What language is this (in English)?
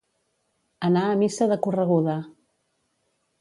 Catalan